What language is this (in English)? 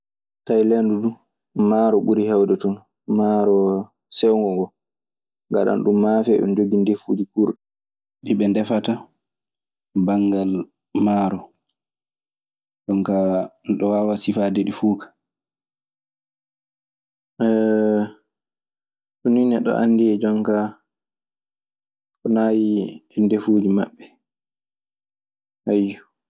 Maasina Fulfulde